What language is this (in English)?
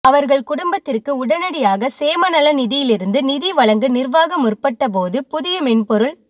Tamil